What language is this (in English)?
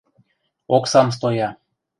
Western Mari